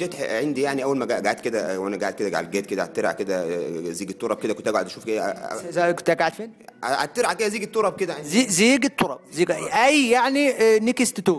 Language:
Arabic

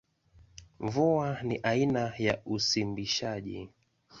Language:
Swahili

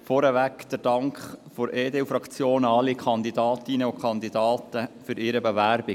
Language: Swiss German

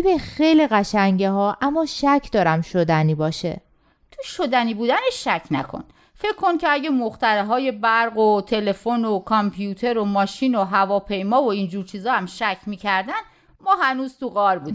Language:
Persian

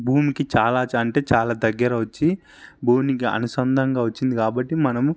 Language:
Telugu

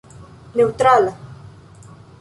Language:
Esperanto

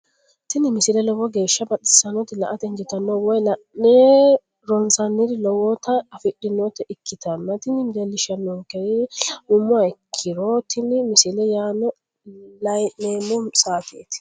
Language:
Sidamo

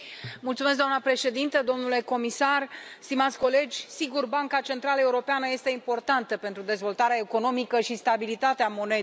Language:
Romanian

